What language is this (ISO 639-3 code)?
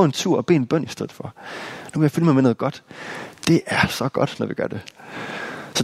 dan